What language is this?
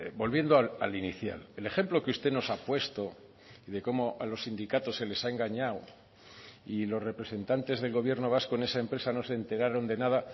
Spanish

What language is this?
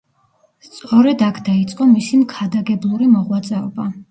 Georgian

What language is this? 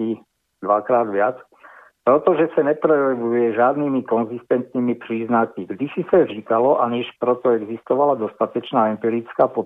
Slovak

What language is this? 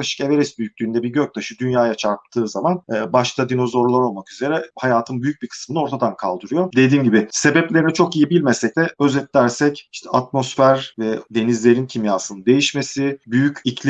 Turkish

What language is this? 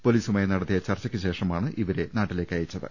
Malayalam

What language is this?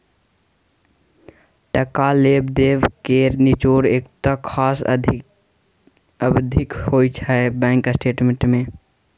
Maithili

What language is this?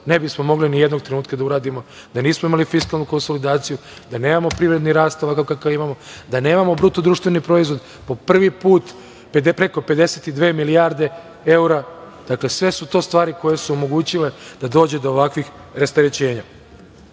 Serbian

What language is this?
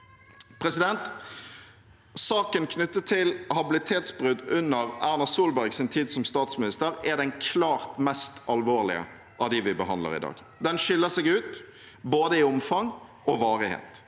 Norwegian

